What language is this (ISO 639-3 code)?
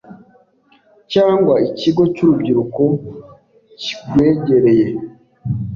kin